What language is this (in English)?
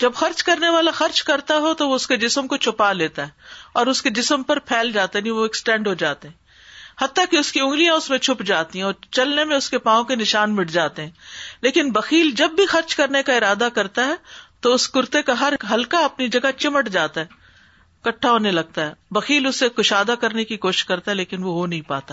Urdu